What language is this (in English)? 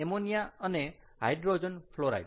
Gujarati